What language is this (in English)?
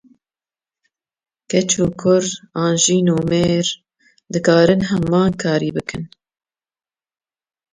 Kurdish